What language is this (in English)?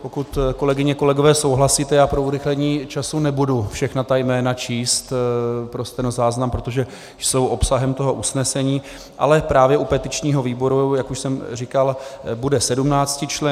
Czech